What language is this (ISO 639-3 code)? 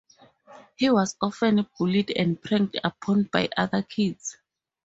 eng